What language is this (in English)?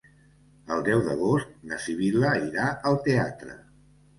Catalan